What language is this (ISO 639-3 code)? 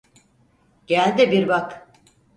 tur